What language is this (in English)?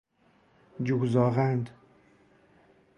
Persian